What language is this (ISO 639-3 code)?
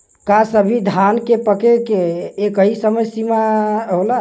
bho